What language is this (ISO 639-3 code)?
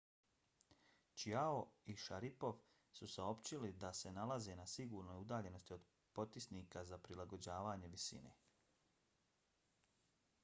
bos